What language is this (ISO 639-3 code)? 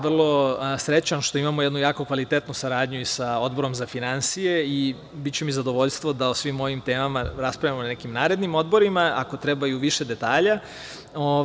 srp